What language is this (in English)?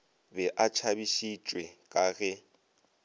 Northern Sotho